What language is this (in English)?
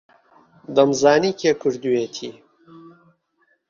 Central Kurdish